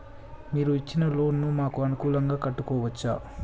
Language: Telugu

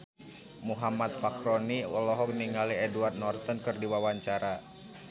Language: Sundanese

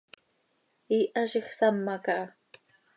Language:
Seri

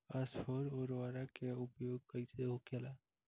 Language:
Bhojpuri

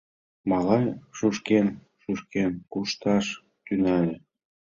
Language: Mari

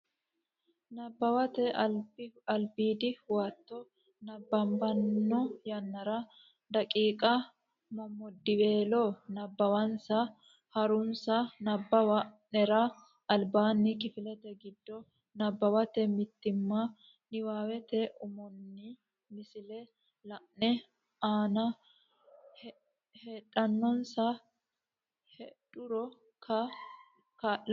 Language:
Sidamo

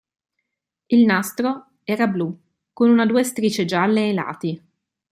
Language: Italian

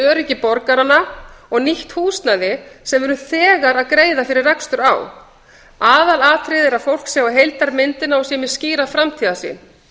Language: Icelandic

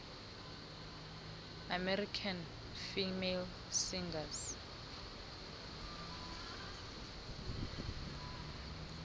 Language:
Xhosa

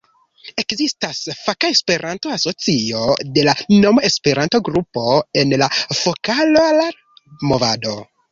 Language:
Esperanto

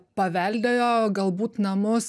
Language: Lithuanian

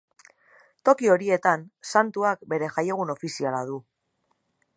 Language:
Basque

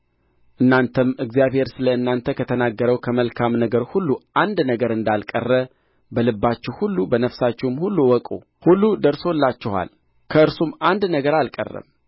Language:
Amharic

